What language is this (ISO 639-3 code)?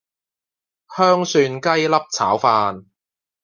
yue